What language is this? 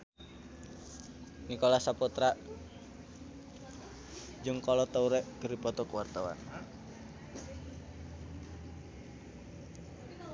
Sundanese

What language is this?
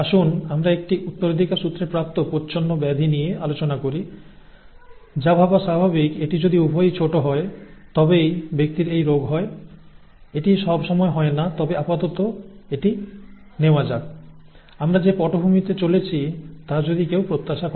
Bangla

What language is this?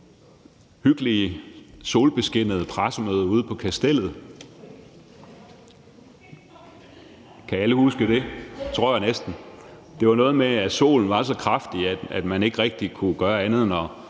Danish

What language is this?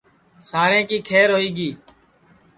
Sansi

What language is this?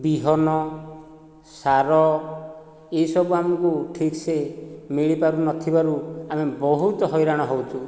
Odia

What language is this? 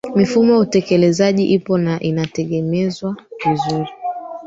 Swahili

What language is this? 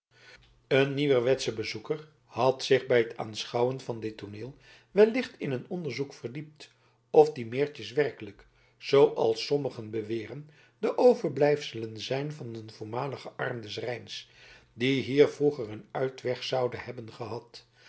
Dutch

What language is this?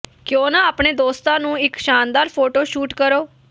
Punjabi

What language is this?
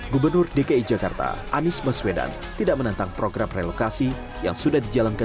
Indonesian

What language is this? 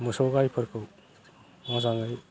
Bodo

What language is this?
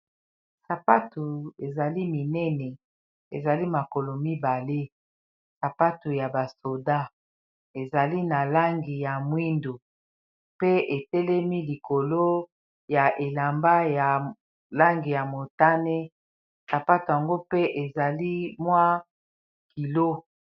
Lingala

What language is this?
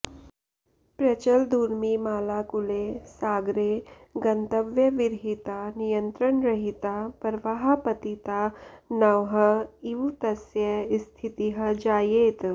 Sanskrit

